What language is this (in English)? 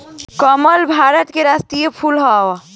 Bhojpuri